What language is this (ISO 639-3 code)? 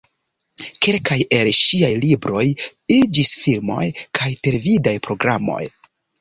epo